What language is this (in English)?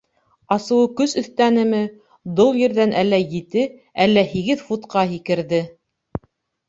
Bashkir